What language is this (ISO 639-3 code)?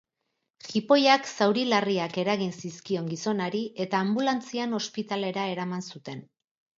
eus